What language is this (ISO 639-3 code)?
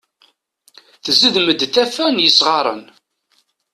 kab